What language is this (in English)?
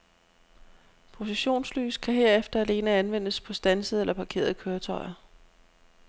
Danish